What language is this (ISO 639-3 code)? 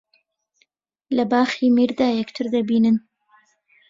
ckb